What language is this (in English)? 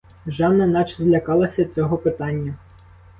Ukrainian